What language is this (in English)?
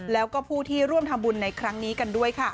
Thai